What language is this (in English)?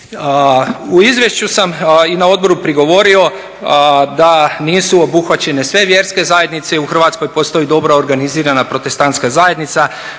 Croatian